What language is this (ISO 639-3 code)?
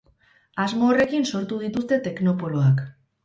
eus